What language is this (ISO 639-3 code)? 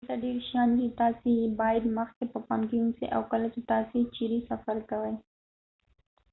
pus